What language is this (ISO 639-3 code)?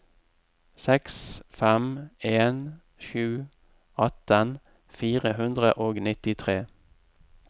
nor